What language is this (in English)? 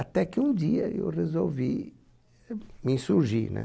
Portuguese